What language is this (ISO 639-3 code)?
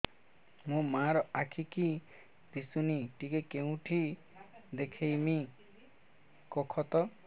ori